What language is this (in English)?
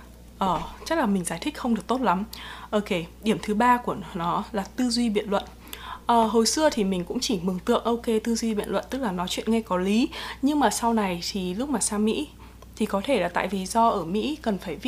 Vietnamese